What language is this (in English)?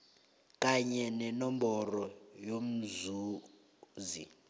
South Ndebele